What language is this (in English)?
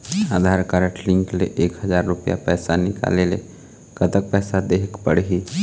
Chhattisgarhi